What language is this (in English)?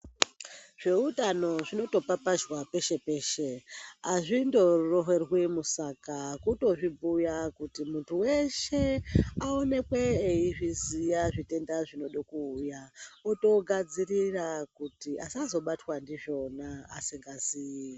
Ndau